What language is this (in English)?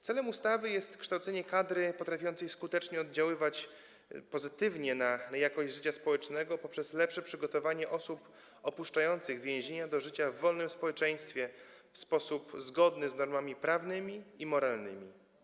Polish